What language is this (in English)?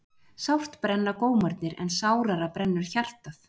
Icelandic